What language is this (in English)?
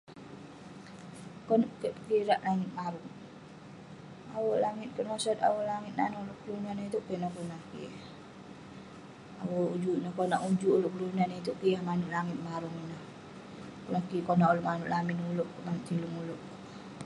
Western Penan